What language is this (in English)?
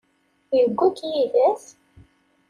Kabyle